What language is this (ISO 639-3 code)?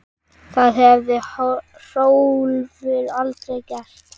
isl